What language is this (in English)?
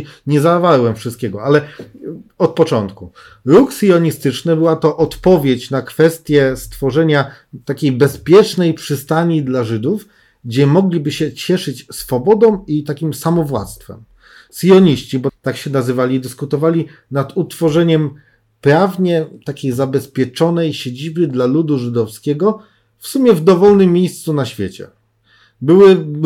Polish